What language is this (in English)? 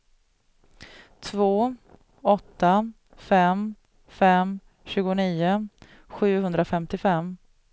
Swedish